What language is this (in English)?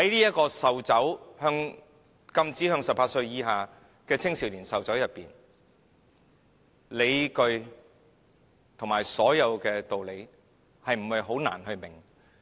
Cantonese